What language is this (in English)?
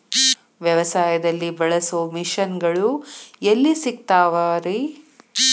Kannada